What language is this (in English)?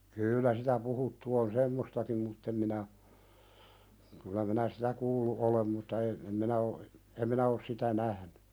Finnish